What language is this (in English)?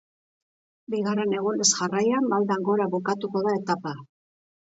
Basque